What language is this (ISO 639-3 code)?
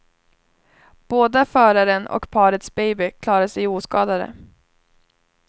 swe